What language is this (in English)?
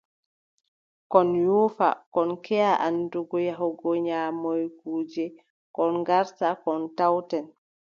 Adamawa Fulfulde